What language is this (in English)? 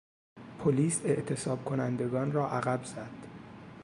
Persian